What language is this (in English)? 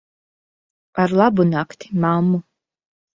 Latvian